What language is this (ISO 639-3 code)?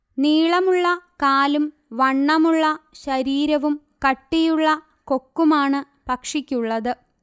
mal